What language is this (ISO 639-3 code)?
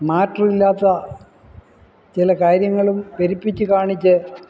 mal